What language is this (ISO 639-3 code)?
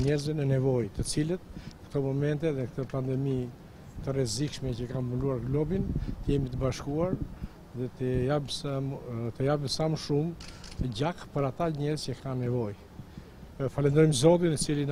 ron